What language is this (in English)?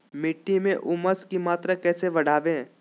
Magahi